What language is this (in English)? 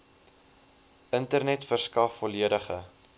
Afrikaans